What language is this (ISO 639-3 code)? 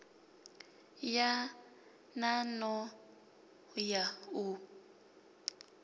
ven